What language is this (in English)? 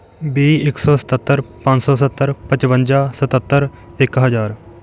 Punjabi